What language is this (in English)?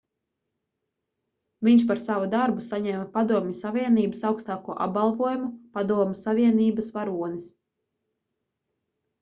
Latvian